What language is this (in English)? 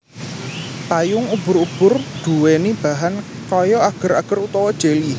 Javanese